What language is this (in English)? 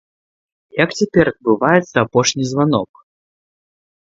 Belarusian